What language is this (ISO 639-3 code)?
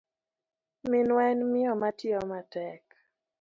luo